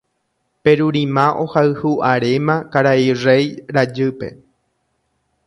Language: Guarani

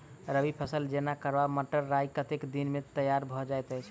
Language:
Maithili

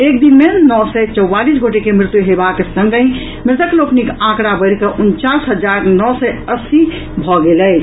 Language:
Maithili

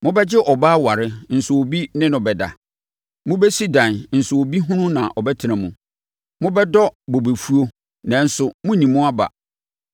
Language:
Akan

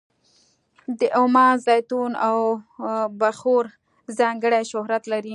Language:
Pashto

